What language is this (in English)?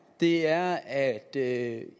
Danish